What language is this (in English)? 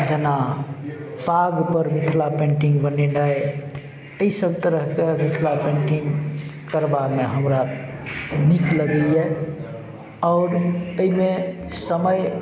Maithili